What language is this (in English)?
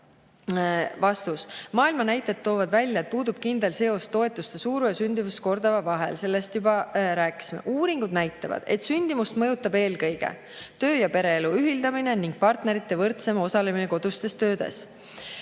Estonian